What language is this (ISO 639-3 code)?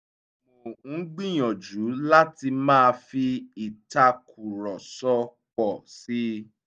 yor